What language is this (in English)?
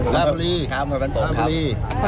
Thai